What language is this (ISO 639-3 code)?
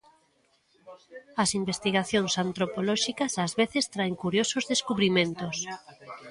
glg